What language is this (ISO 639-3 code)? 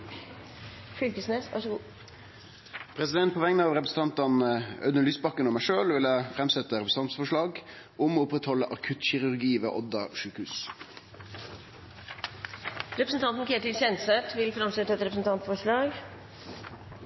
nno